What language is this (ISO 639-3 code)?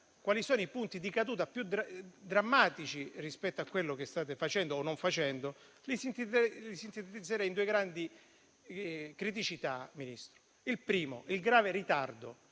ita